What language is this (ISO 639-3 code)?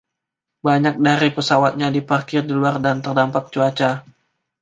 ind